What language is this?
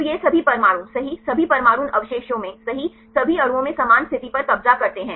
Hindi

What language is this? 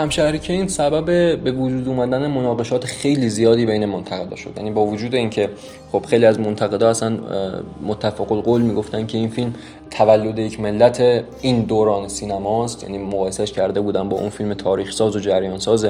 Persian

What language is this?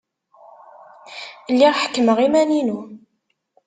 Kabyle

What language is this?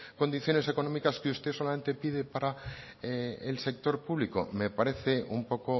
Spanish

